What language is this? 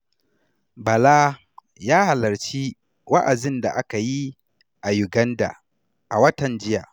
Hausa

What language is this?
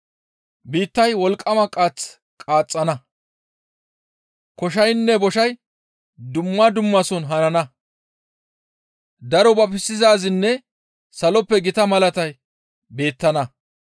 Gamo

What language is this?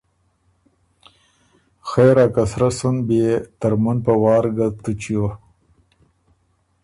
Ormuri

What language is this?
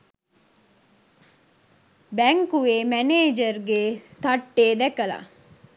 Sinhala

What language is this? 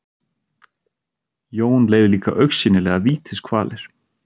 Icelandic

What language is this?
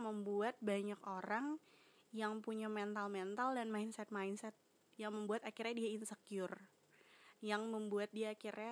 Indonesian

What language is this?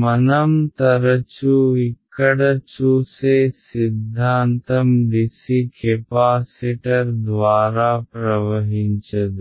Telugu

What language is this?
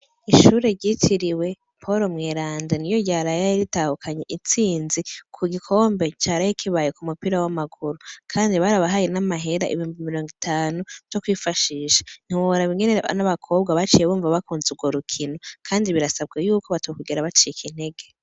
Rundi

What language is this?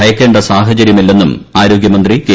Malayalam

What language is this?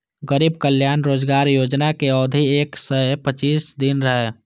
Maithili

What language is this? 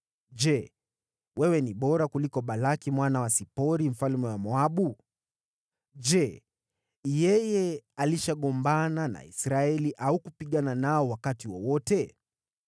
Swahili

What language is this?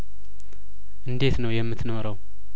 Amharic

